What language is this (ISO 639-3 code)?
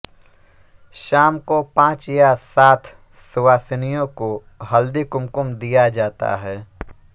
hin